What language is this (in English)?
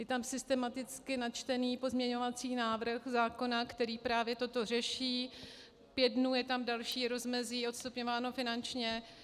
Czech